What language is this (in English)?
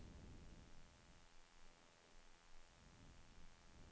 Norwegian